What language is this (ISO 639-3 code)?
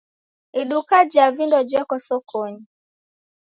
dav